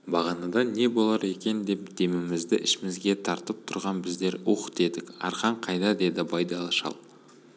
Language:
Kazakh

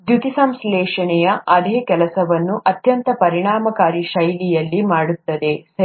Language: Kannada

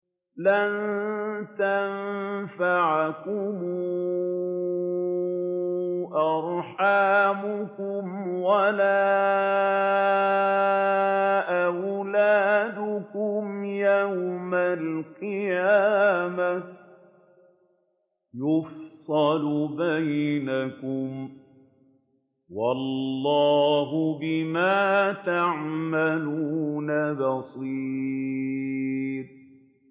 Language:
Arabic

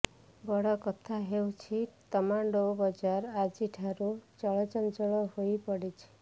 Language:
Odia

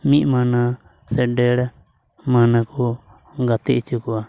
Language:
Santali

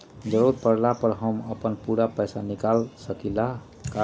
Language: Magahi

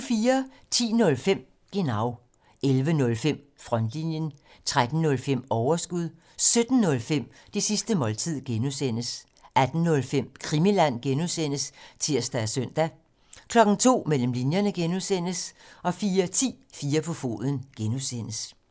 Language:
Danish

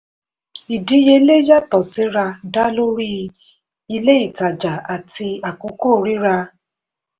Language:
Yoruba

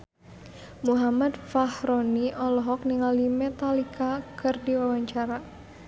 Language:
Sundanese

